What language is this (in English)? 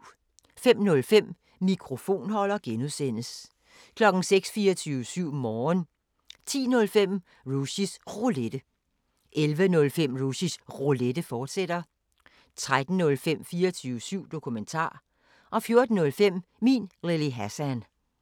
Danish